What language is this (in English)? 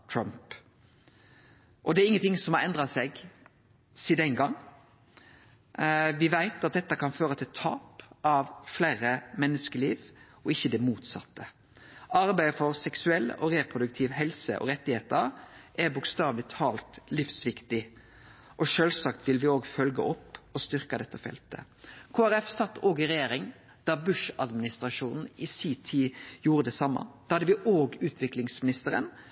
Norwegian Nynorsk